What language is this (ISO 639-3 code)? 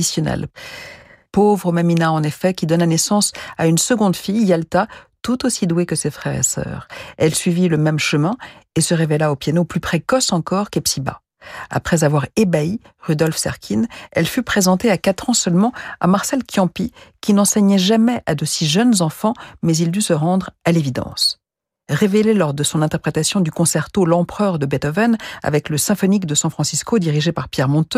fra